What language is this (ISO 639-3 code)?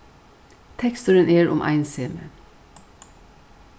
fao